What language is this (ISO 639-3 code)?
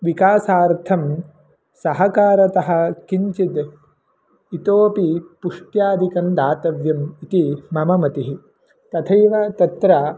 san